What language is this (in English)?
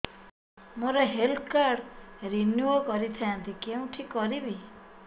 Odia